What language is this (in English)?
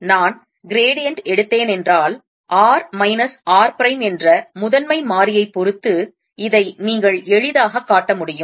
Tamil